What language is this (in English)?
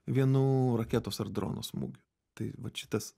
Lithuanian